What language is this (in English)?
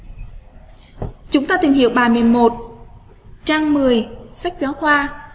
Vietnamese